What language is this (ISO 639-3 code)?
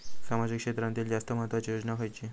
mar